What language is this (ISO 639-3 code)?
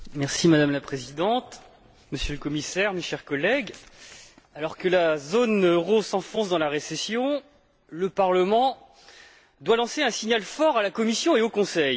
fra